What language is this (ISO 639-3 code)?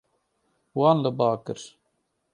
kur